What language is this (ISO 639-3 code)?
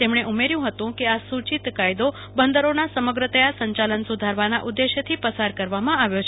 guj